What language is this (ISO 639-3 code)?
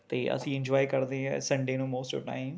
pan